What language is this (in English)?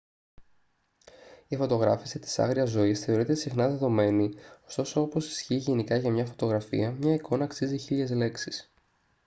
Greek